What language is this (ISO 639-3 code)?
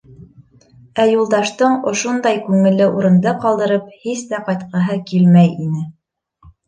bak